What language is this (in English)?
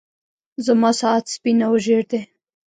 Pashto